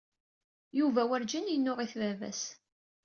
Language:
Kabyle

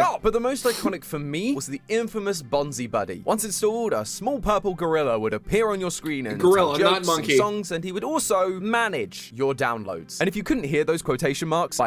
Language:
English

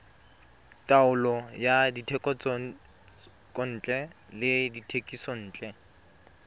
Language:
Tswana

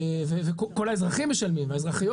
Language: Hebrew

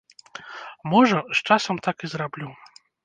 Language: Belarusian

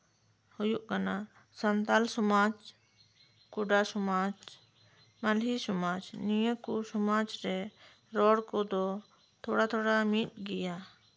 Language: Santali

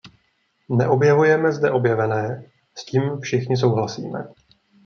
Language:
Czech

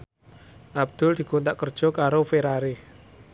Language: Javanese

